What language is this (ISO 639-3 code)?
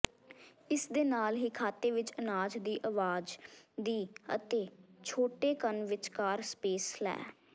pan